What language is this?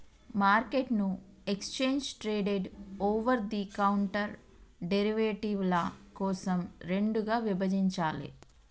Telugu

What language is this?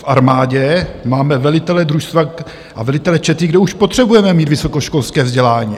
Czech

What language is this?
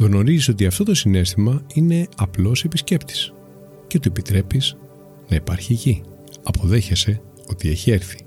Greek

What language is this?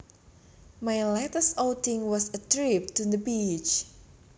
Javanese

